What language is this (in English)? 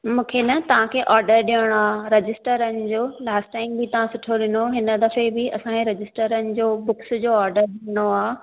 Sindhi